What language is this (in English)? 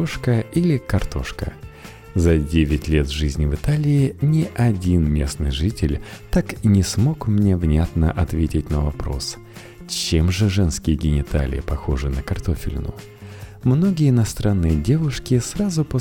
Russian